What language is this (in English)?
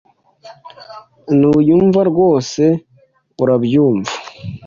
Kinyarwanda